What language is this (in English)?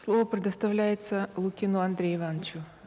Kazakh